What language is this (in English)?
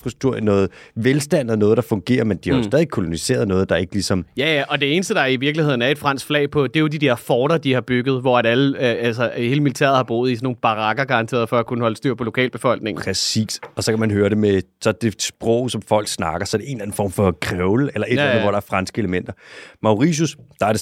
Danish